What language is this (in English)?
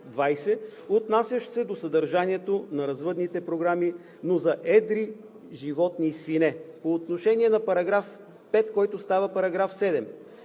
Bulgarian